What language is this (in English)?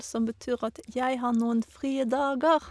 Norwegian